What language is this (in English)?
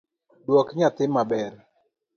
Luo (Kenya and Tanzania)